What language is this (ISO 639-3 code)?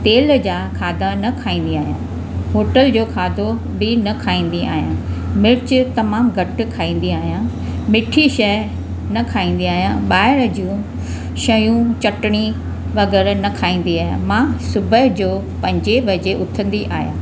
snd